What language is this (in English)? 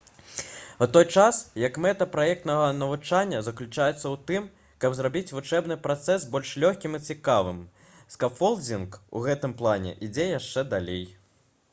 Belarusian